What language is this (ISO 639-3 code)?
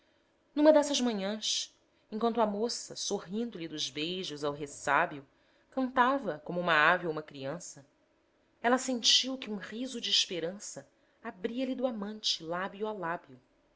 por